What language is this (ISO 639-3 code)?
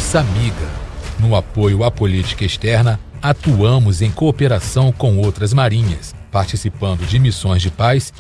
por